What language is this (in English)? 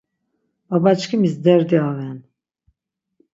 Laz